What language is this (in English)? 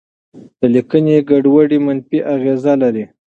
Pashto